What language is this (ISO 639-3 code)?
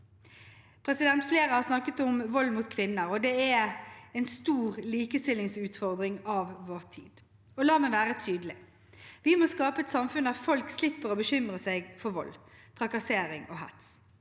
nor